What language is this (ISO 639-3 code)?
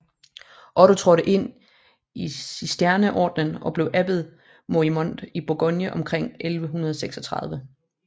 dan